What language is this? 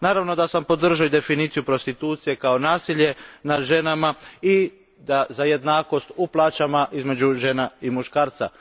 Croatian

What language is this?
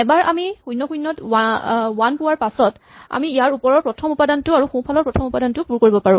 Assamese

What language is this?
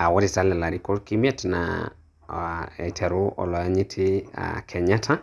Masai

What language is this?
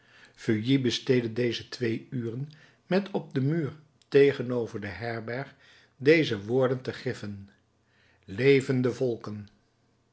Dutch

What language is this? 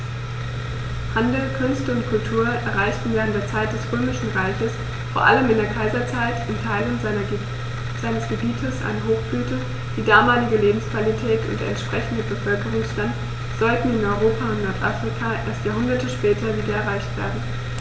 German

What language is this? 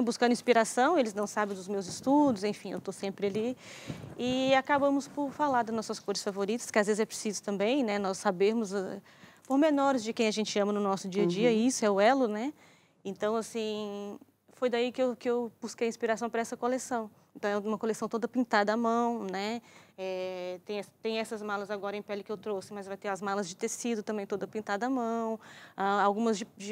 Portuguese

